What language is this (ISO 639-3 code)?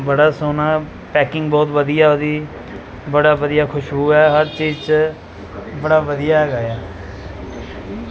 pan